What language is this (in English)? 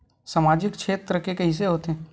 Chhattisgarhi